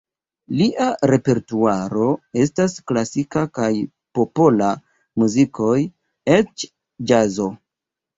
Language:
Esperanto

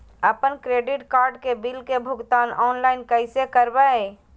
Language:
Magahi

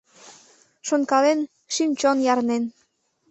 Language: Mari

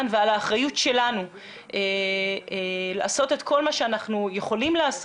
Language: Hebrew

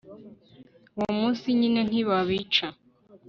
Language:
Kinyarwanda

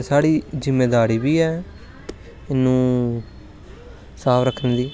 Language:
Dogri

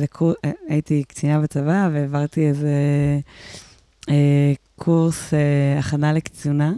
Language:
Hebrew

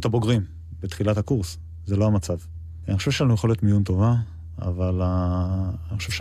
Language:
Hebrew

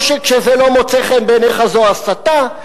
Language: Hebrew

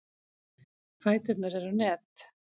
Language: Icelandic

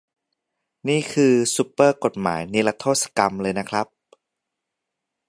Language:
Thai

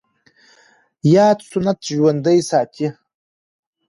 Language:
Pashto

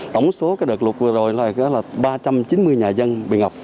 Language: Vietnamese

